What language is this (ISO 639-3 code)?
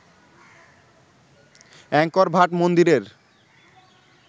ben